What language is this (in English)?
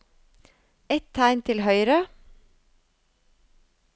Norwegian